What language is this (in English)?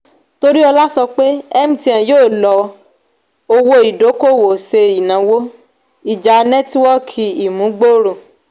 Yoruba